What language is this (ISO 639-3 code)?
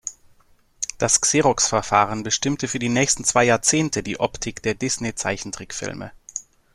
deu